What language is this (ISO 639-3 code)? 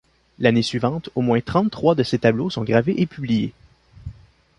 fra